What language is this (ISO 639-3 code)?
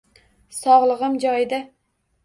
uzb